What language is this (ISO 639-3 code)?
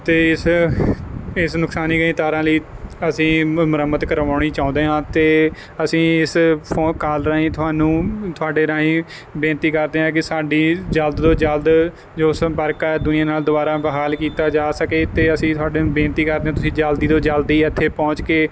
pan